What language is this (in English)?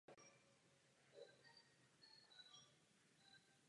Czech